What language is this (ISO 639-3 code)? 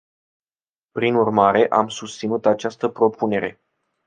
ron